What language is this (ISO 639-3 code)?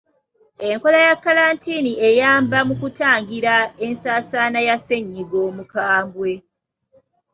lug